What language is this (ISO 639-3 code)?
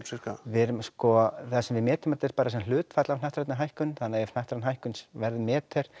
isl